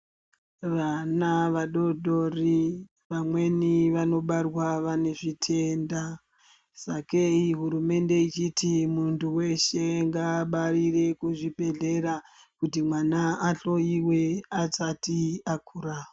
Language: Ndau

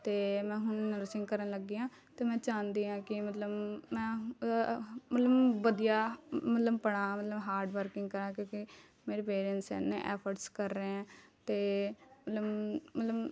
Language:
Punjabi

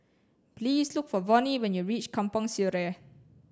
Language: English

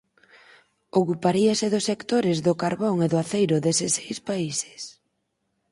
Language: Galician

